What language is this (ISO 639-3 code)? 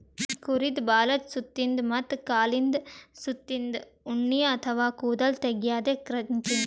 kan